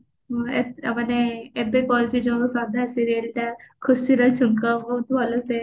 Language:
Odia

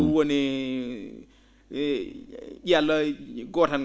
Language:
Fula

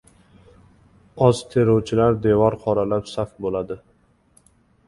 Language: Uzbek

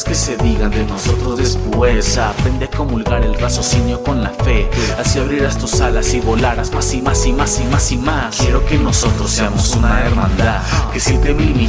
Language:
Spanish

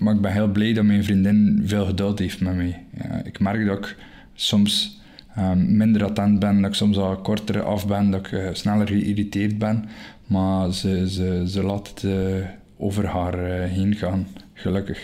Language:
Dutch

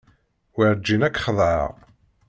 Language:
Kabyle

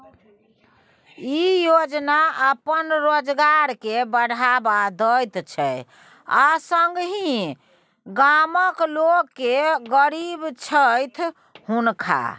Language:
Maithili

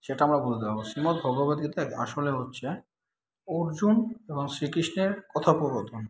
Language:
Bangla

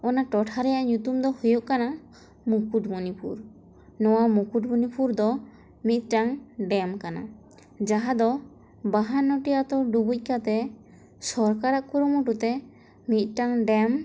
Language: Santali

